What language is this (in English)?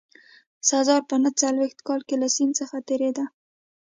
Pashto